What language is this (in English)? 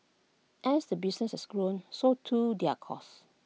English